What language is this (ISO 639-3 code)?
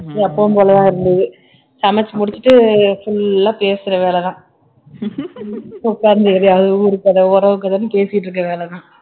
tam